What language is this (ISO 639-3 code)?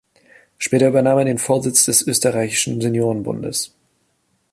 deu